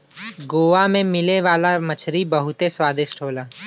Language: Bhojpuri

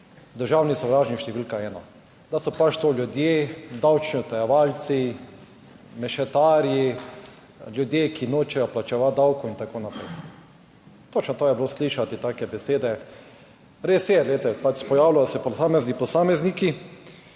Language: Slovenian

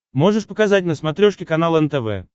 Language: Russian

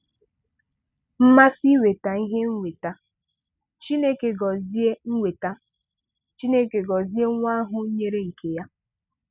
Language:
Igbo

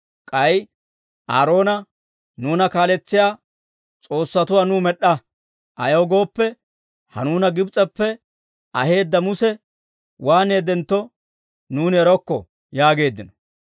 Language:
Dawro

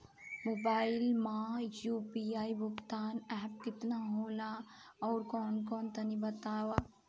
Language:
Bhojpuri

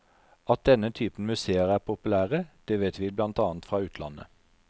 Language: Norwegian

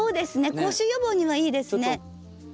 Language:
Japanese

